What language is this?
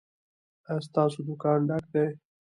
Pashto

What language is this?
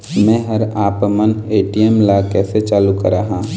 Chhattisgarhi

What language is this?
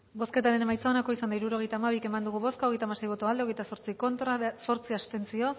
Basque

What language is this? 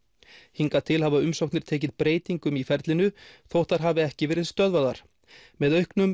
Icelandic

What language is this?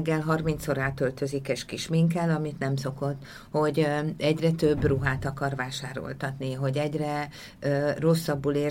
Hungarian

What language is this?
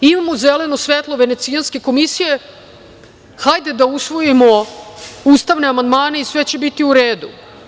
Serbian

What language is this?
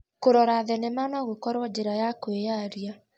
Kikuyu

